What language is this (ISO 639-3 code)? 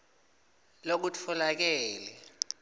ssw